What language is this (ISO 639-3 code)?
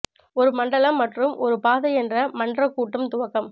tam